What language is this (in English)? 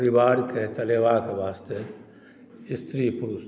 Maithili